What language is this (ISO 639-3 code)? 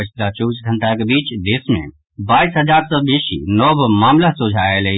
mai